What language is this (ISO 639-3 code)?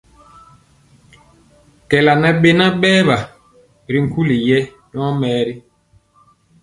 mcx